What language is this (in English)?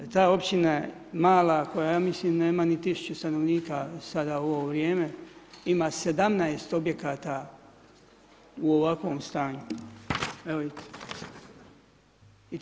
Croatian